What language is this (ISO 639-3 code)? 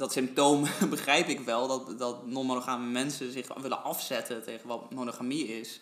nld